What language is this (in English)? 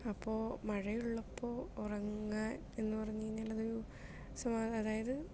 Malayalam